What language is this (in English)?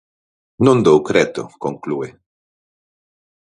Galician